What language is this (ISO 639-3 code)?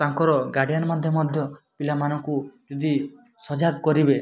ori